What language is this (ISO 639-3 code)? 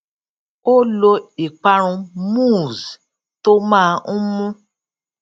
yor